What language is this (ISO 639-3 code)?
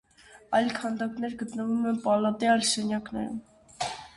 hye